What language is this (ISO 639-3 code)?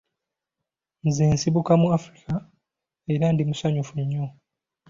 lug